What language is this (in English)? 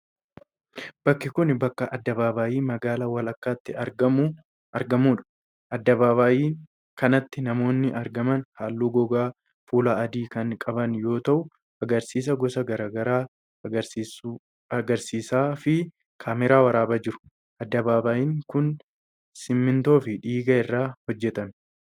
Oromo